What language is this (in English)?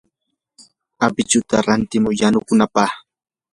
Yanahuanca Pasco Quechua